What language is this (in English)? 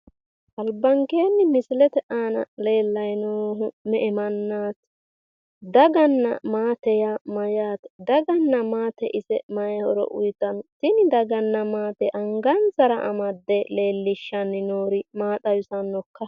Sidamo